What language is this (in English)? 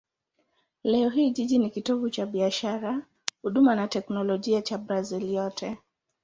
Swahili